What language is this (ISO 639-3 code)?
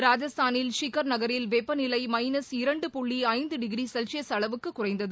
tam